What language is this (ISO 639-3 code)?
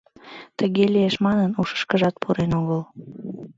chm